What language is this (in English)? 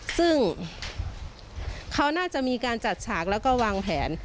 Thai